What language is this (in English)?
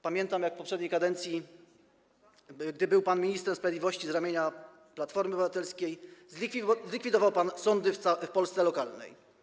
Polish